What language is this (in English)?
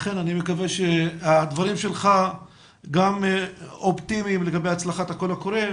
Hebrew